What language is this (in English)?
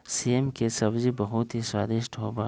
Magahi